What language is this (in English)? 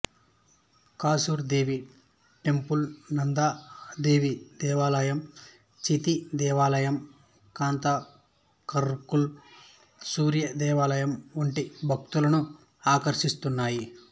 Telugu